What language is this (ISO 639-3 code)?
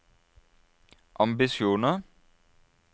nor